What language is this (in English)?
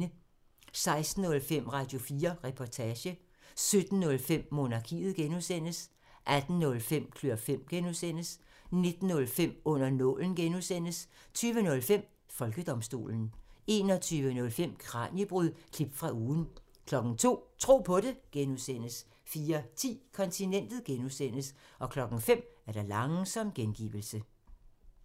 Danish